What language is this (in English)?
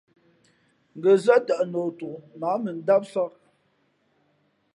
Fe'fe'